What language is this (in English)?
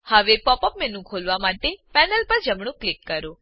Gujarati